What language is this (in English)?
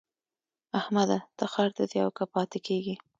Pashto